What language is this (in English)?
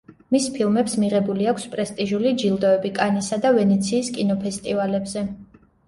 Georgian